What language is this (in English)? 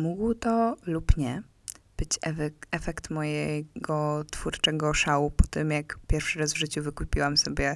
Polish